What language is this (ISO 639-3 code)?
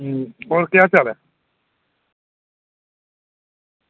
doi